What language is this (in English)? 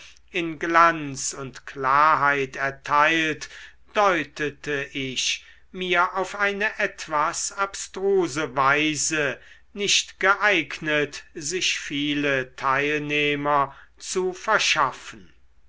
German